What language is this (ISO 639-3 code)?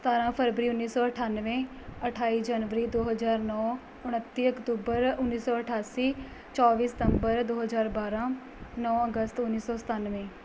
pan